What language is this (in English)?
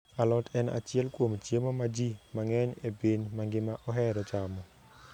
Luo (Kenya and Tanzania)